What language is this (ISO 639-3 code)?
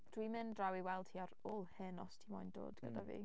cym